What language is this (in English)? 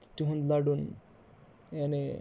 Kashmiri